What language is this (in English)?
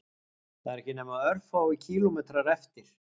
Icelandic